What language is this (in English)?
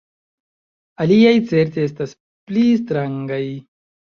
Esperanto